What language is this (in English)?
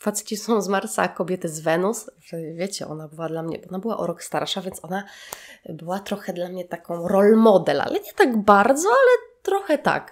Polish